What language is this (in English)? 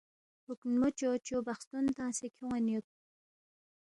Balti